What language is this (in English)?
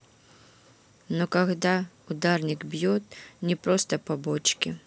Russian